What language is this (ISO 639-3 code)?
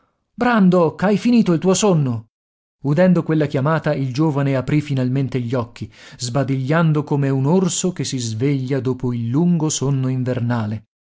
ita